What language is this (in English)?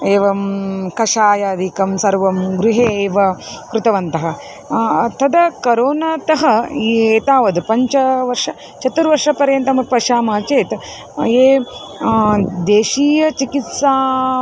Sanskrit